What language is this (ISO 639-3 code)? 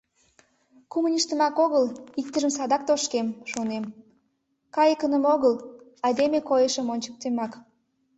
chm